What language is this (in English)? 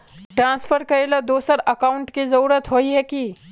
Magahi